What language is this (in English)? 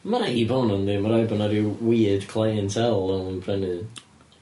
Welsh